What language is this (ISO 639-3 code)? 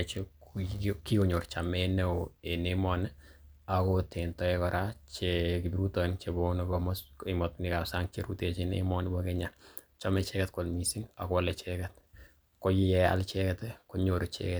kln